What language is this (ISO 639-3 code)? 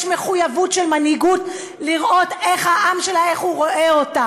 heb